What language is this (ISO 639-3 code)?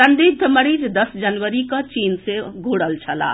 mai